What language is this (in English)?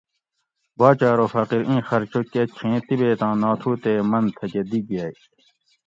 Gawri